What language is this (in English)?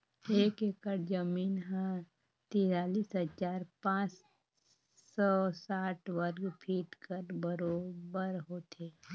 Chhattisgarhi